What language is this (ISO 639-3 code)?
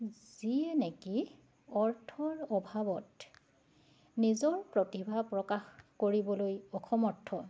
asm